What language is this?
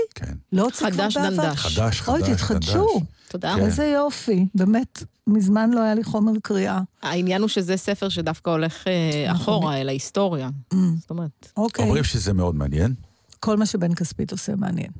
Hebrew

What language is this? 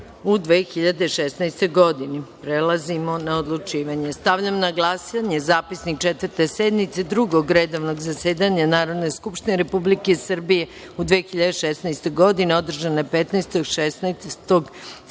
Serbian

